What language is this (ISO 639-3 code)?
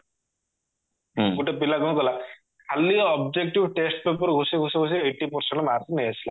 ori